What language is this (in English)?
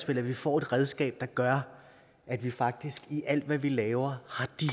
Danish